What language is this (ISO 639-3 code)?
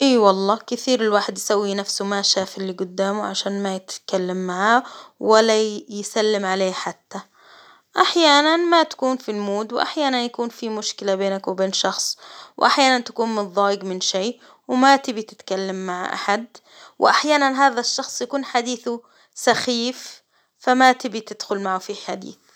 acw